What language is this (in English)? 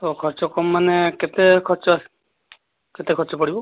Odia